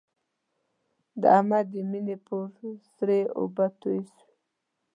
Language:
Pashto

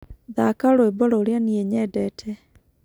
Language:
Kikuyu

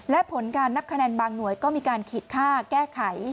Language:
Thai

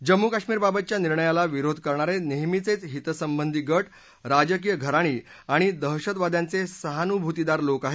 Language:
Marathi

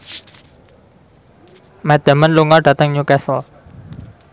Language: Javanese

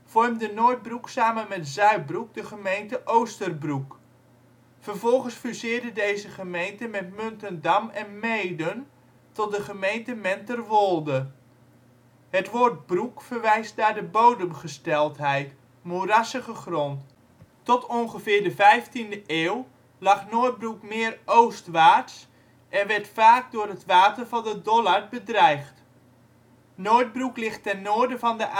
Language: Dutch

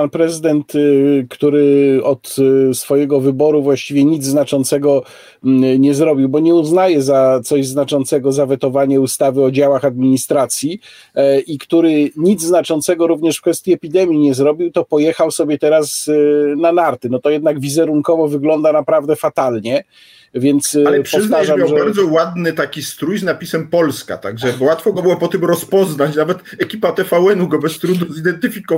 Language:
Polish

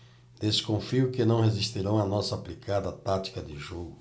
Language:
Portuguese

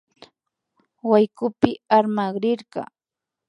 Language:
Imbabura Highland Quichua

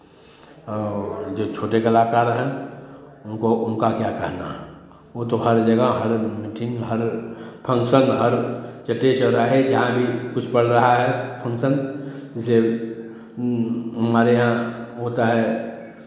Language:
Hindi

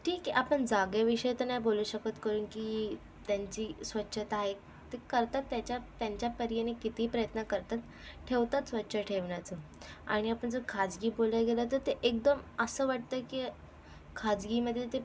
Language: Marathi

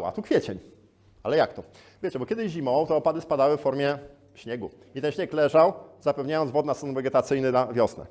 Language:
Polish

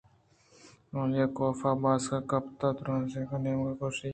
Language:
Eastern Balochi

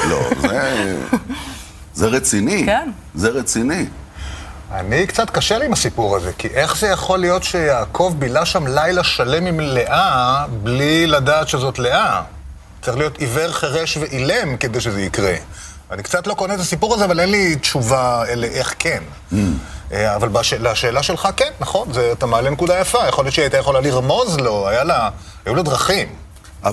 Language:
Hebrew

